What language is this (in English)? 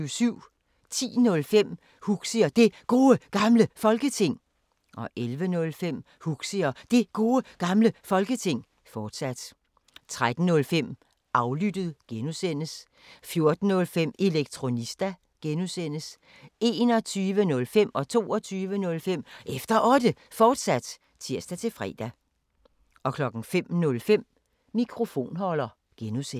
Danish